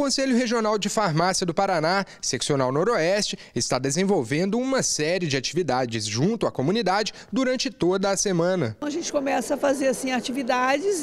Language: Portuguese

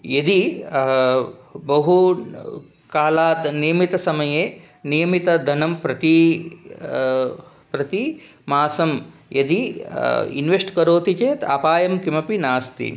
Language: Sanskrit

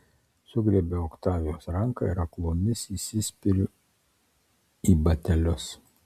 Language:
Lithuanian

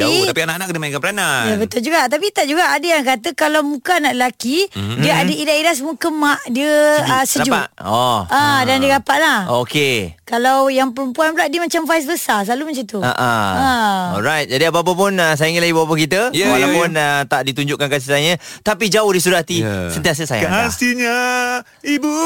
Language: Malay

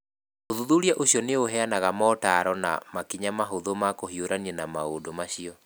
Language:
Kikuyu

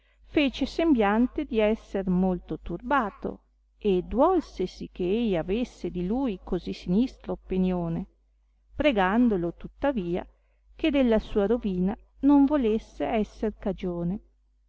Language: Italian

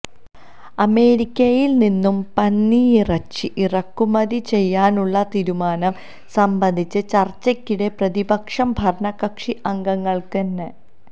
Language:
Malayalam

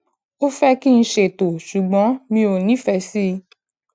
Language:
Yoruba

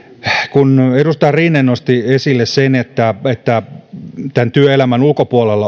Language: Finnish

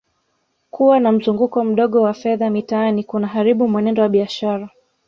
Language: Swahili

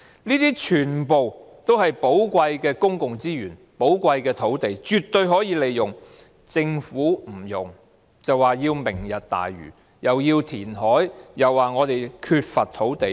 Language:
Cantonese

